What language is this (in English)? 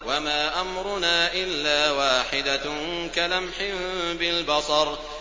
Arabic